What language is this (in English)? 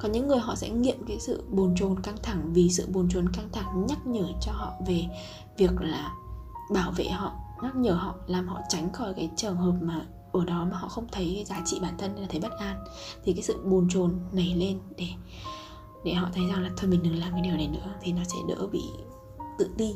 Vietnamese